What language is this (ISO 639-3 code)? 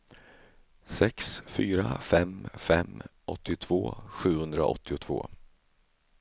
swe